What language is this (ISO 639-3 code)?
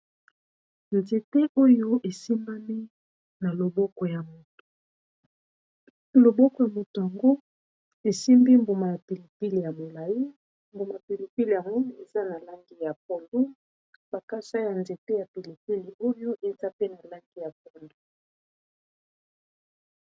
lin